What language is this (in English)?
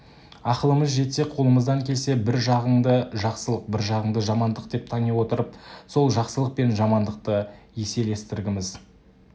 Kazakh